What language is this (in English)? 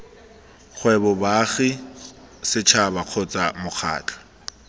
Tswana